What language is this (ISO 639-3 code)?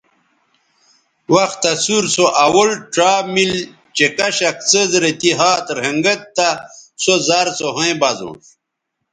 btv